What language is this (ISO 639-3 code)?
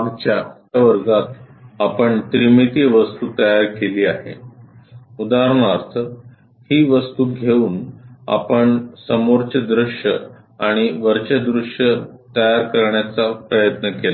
mar